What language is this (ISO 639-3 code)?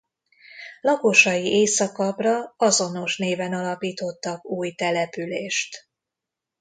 hun